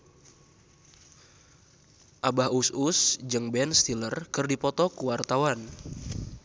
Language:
Sundanese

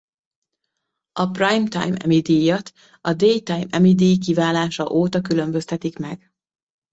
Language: Hungarian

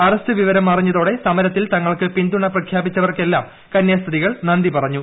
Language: Malayalam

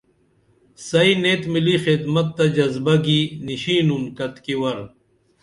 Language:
Dameli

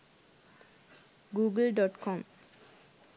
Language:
Sinhala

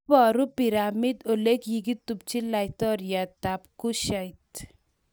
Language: Kalenjin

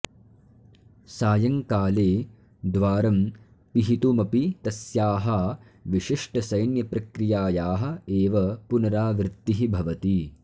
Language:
Sanskrit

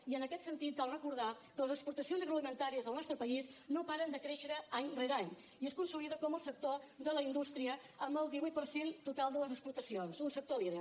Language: Catalan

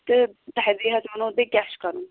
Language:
Kashmiri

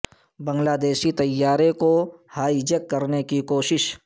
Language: Urdu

